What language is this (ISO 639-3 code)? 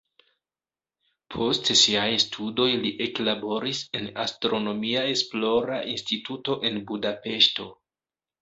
epo